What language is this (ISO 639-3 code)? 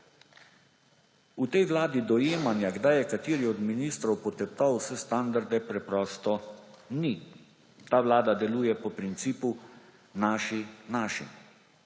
slv